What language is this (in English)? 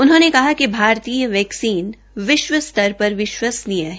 Hindi